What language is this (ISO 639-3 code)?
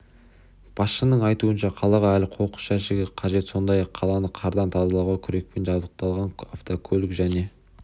kaz